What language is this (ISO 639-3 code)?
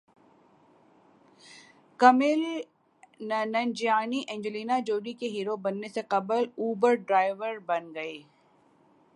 urd